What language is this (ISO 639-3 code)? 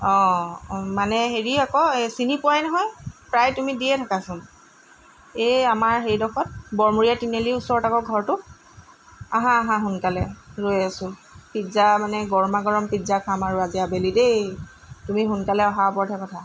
asm